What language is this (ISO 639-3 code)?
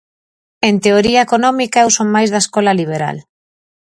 glg